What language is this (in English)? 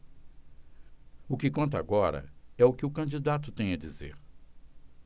Portuguese